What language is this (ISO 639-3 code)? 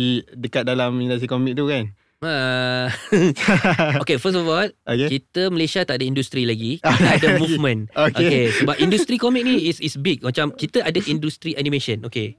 msa